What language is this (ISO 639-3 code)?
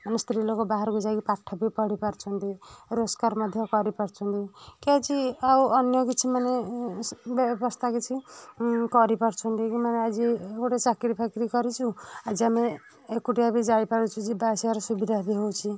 ori